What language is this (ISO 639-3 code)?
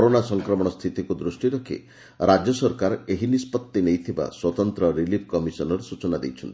ori